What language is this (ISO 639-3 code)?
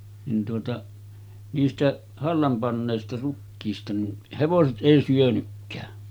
fin